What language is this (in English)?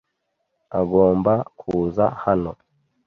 Kinyarwanda